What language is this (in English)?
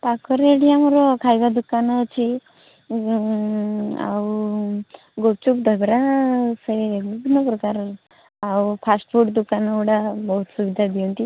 Odia